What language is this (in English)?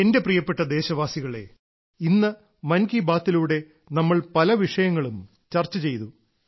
Malayalam